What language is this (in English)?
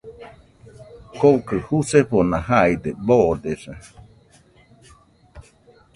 Nüpode Huitoto